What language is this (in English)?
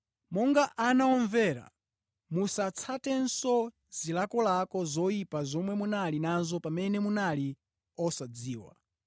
Nyanja